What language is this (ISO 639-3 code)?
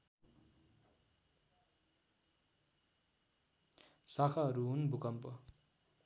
nep